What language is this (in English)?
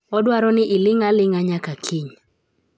Luo (Kenya and Tanzania)